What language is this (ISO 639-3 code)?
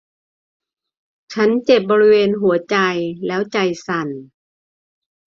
tha